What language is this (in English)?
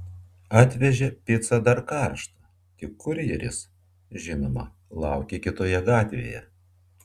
Lithuanian